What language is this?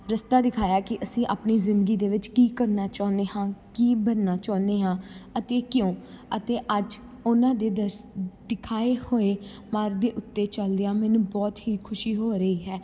Punjabi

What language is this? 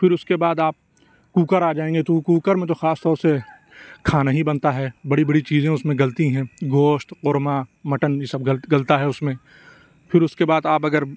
Urdu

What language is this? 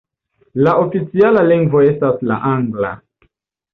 Esperanto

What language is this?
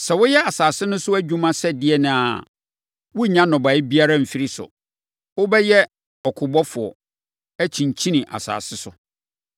Akan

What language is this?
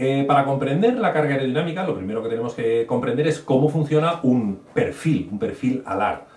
Spanish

